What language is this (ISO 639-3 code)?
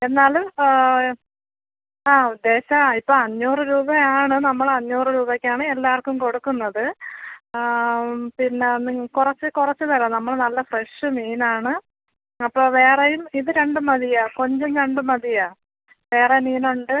mal